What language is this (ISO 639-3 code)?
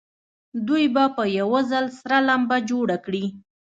pus